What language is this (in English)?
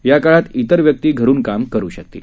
Marathi